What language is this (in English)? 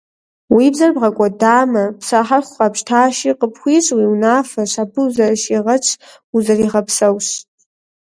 Kabardian